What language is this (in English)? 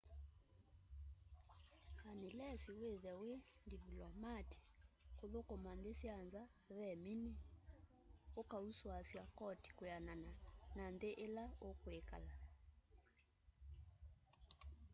Kamba